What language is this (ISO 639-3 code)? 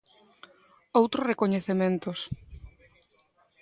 glg